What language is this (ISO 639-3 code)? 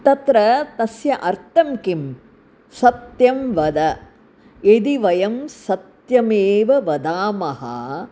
san